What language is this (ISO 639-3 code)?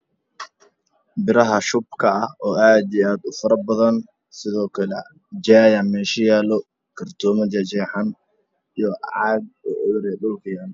som